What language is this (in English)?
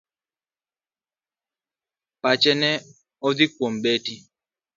Luo (Kenya and Tanzania)